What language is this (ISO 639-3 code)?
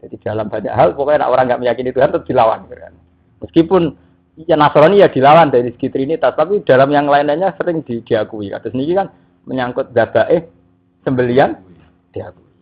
ind